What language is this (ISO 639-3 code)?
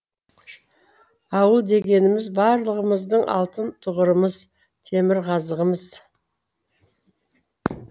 kaz